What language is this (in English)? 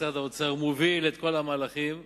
Hebrew